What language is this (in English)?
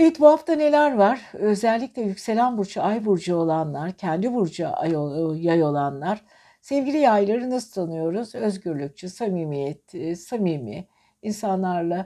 Turkish